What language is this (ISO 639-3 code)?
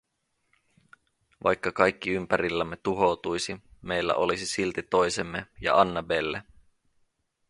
fin